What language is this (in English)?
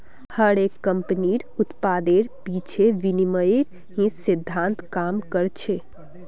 Magahi